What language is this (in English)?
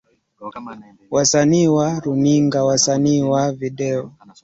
Swahili